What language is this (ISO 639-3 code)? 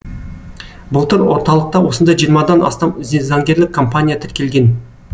kaz